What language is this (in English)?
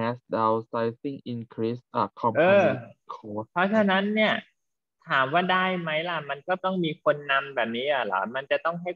Thai